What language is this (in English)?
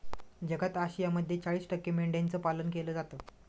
Marathi